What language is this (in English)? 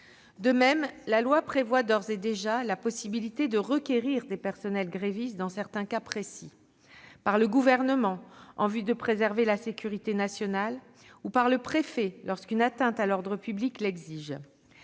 French